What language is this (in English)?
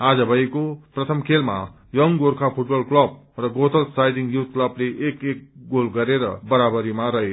Nepali